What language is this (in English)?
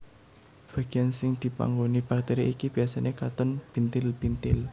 Javanese